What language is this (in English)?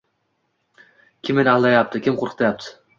Uzbek